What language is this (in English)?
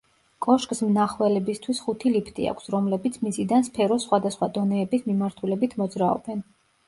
Georgian